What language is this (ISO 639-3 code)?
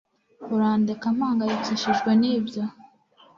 kin